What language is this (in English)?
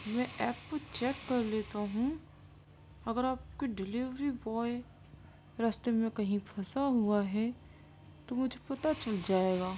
Urdu